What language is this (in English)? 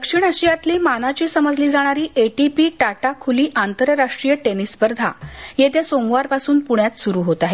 Marathi